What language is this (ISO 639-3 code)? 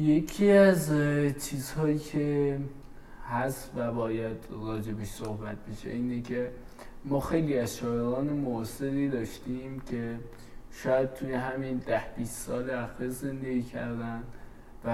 fas